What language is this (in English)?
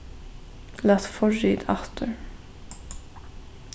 Faroese